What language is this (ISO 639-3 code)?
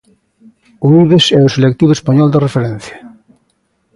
glg